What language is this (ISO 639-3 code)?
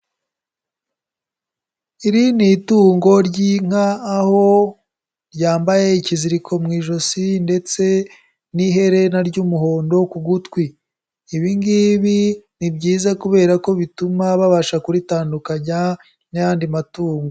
kin